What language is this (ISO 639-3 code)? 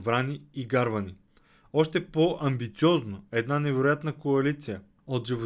bul